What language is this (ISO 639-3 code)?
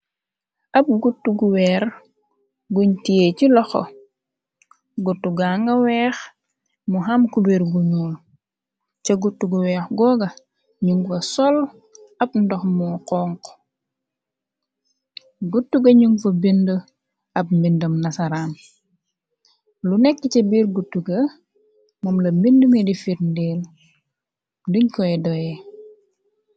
wol